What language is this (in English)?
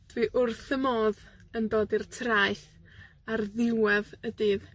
Welsh